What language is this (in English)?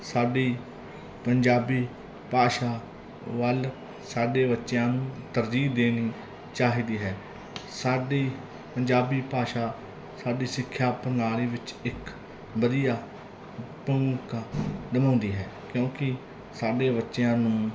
Punjabi